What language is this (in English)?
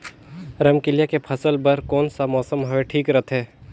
Chhattisgarhi